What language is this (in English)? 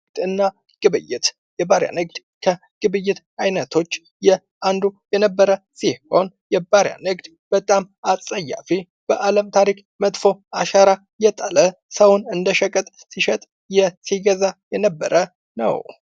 Amharic